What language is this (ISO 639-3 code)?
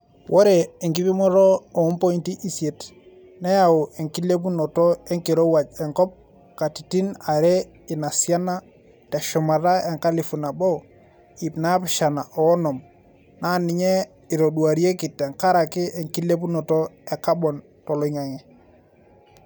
mas